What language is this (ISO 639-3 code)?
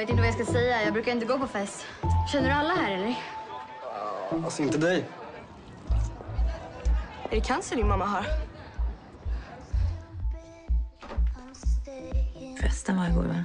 swe